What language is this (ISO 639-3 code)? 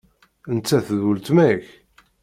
kab